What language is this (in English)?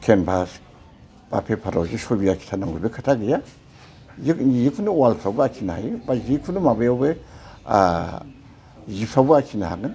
Bodo